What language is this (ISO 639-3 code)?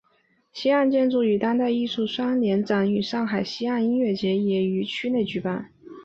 zho